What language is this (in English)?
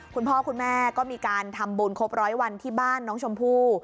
Thai